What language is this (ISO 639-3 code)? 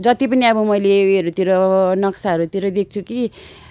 nep